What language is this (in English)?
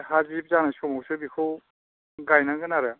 Bodo